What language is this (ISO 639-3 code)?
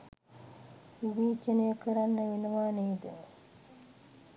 sin